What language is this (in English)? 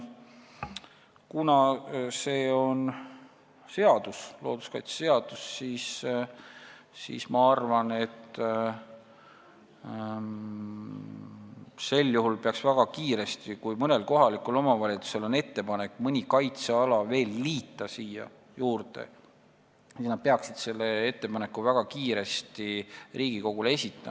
Estonian